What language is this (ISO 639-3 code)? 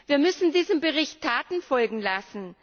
deu